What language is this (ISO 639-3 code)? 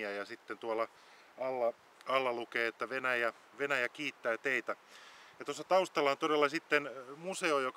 fin